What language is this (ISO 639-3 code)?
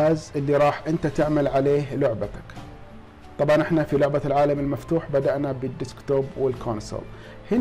ara